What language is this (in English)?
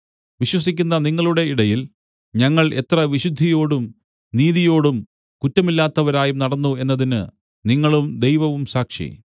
Malayalam